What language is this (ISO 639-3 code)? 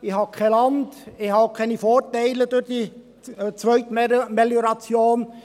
gsw